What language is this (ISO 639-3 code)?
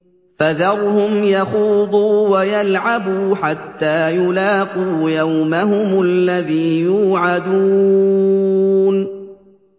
ara